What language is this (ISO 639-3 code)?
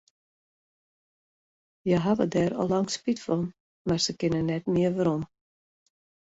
fry